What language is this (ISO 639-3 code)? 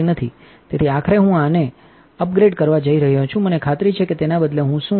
guj